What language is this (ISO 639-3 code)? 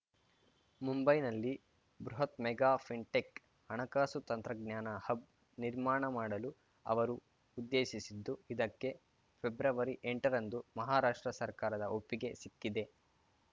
kan